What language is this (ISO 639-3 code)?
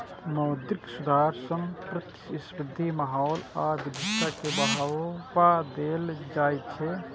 mai